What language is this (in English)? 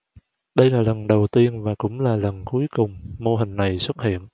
Vietnamese